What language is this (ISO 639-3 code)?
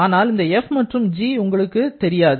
tam